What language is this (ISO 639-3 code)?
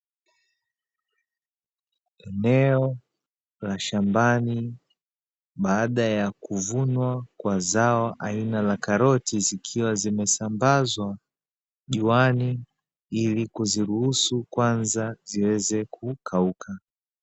swa